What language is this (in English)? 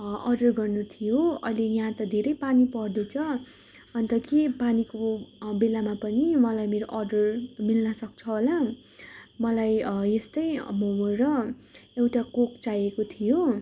Nepali